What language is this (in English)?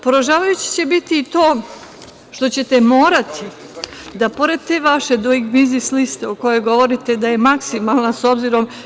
Serbian